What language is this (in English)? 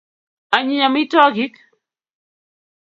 Kalenjin